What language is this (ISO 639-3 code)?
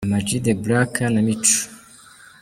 kin